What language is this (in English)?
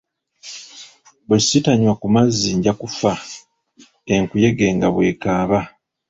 Ganda